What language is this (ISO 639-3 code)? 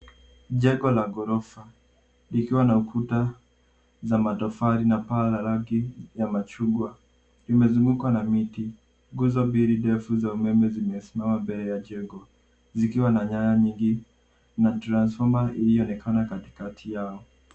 swa